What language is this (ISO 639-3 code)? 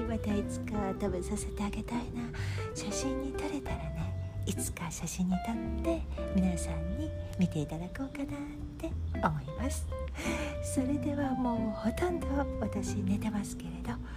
jpn